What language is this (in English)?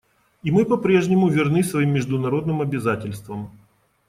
Russian